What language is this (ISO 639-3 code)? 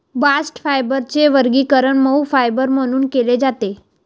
mar